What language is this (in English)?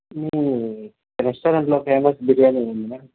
Telugu